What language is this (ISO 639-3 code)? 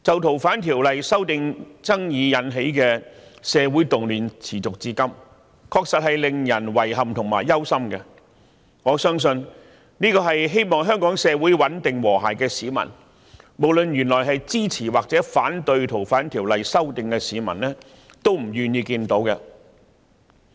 yue